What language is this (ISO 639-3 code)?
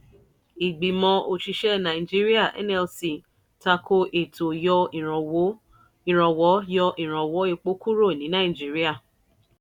yor